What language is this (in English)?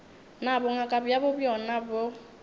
Northern Sotho